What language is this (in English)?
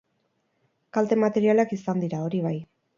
Basque